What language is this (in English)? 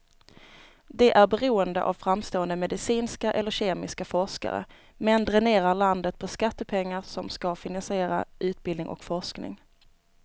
Swedish